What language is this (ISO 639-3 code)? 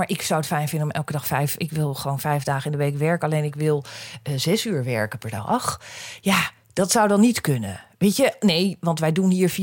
nld